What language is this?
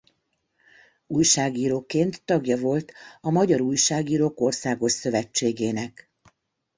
Hungarian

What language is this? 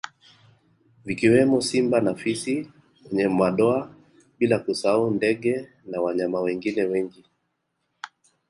Swahili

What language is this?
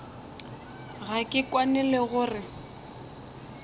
Northern Sotho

